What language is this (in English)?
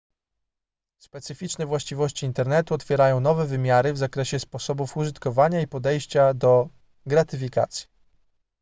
Polish